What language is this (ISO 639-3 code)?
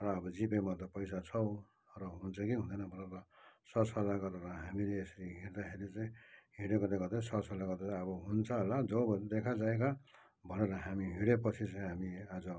nep